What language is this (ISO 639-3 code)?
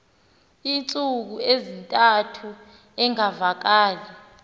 xho